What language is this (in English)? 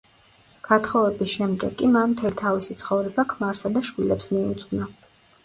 Georgian